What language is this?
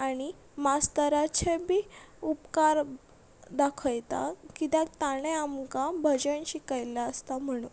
Konkani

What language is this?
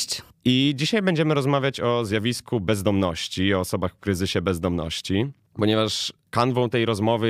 Polish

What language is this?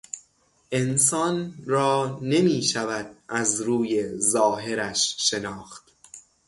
Persian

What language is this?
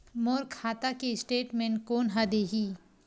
Chhattisgarhi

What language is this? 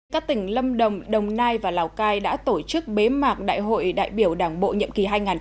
Vietnamese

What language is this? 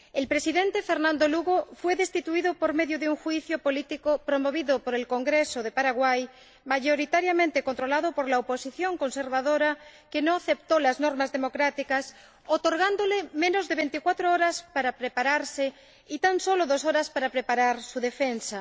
Spanish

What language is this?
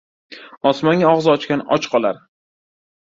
Uzbek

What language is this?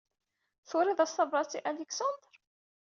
Kabyle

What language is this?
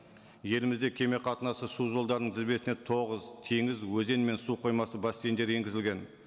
Kazakh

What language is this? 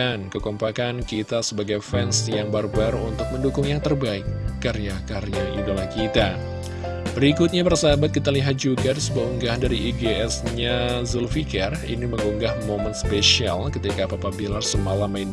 Indonesian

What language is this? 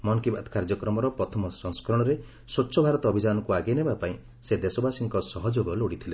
Odia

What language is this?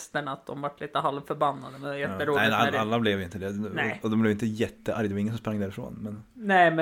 Swedish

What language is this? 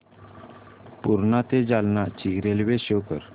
Marathi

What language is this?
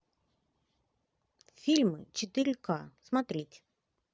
Russian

